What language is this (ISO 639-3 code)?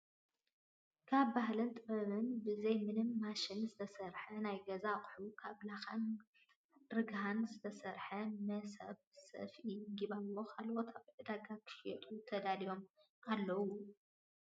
tir